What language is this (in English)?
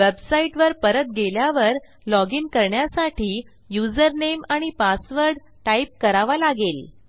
Marathi